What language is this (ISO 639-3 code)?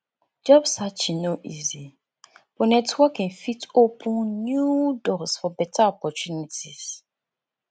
pcm